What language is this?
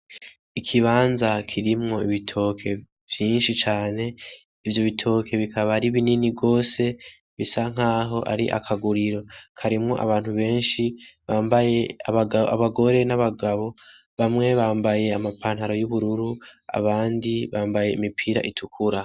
Rundi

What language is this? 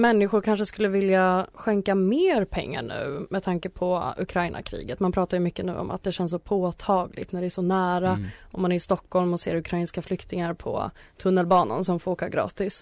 Swedish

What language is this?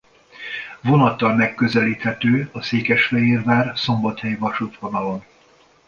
Hungarian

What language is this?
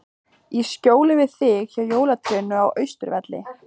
Icelandic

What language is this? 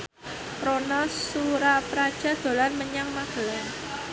Javanese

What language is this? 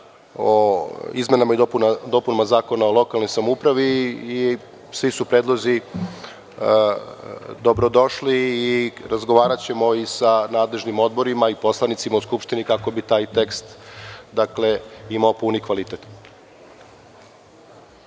Serbian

